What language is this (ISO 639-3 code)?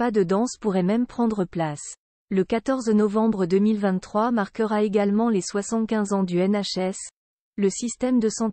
fra